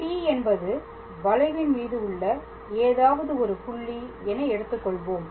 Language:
Tamil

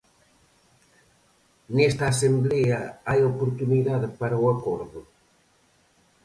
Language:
Galician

